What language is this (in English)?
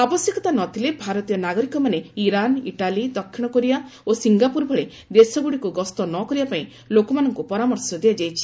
Odia